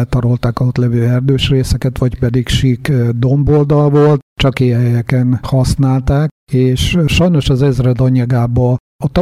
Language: Hungarian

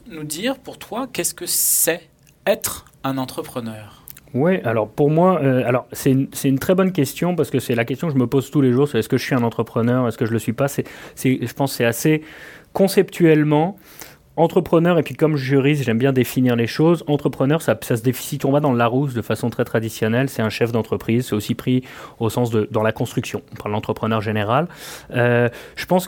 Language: French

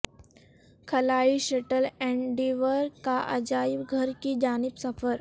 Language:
Urdu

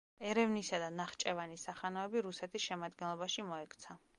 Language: Georgian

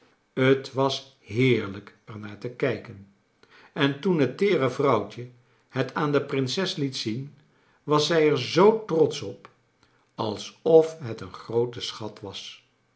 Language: Dutch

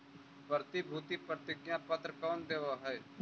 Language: Magahi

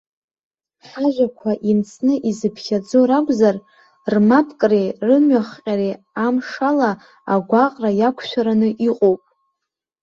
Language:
Abkhazian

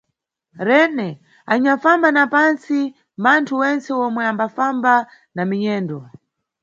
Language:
Nyungwe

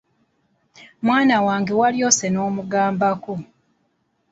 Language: Ganda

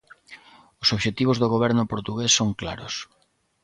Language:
Galician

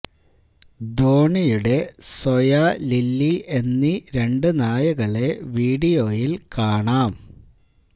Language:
Malayalam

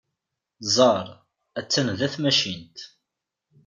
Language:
Kabyle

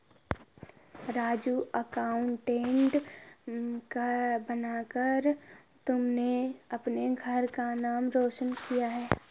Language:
Hindi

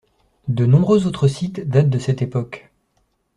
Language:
French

